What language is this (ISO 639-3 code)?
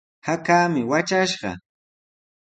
qws